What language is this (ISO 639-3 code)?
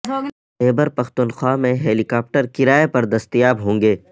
urd